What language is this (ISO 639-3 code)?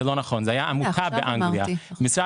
heb